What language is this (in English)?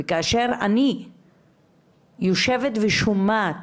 Hebrew